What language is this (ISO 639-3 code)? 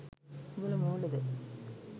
sin